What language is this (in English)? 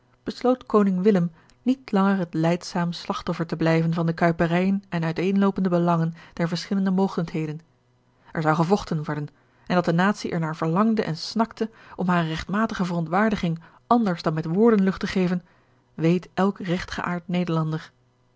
Dutch